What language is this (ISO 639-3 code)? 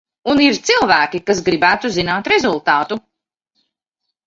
lav